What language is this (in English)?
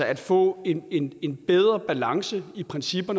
Danish